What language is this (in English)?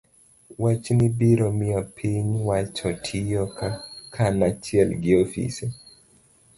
Luo (Kenya and Tanzania)